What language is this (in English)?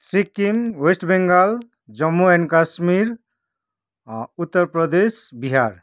Nepali